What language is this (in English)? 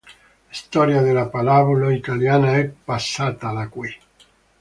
Italian